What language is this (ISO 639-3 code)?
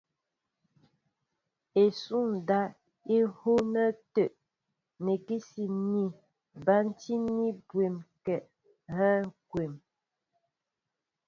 mbo